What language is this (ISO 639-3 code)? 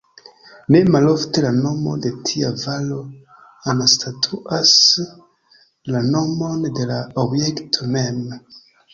epo